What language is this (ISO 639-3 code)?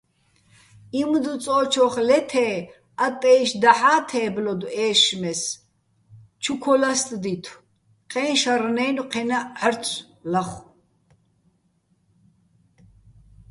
bbl